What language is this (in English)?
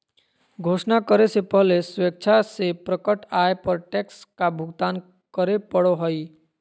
Magahi